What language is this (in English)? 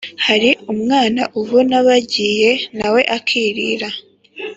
Kinyarwanda